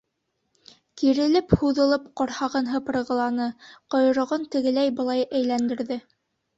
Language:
Bashkir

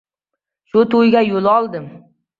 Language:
Uzbek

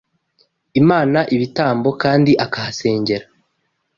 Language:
Kinyarwanda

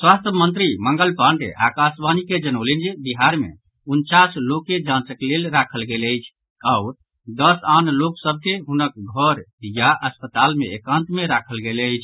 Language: Maithili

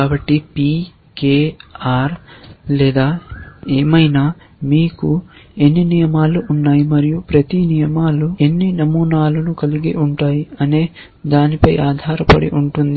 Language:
Telugu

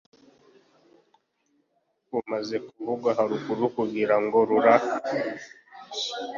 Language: Kinyarwanda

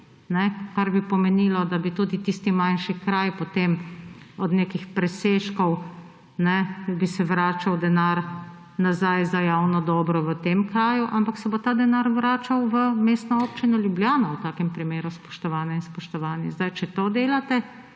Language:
Slovenian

